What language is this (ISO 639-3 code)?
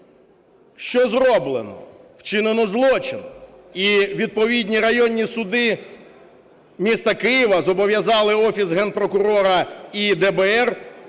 ukr